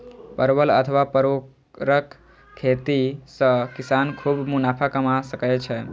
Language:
Maithili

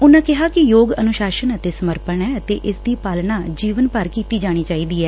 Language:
Punjabi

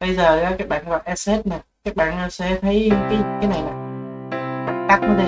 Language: Vietnamese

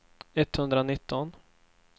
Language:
Swedish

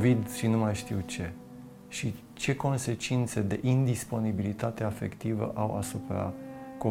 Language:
Romanian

